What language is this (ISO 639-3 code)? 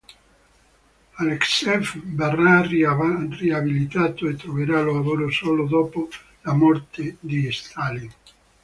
ita